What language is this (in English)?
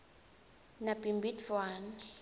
Swati